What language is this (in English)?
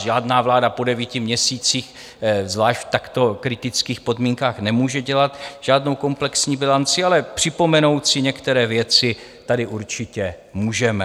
Czech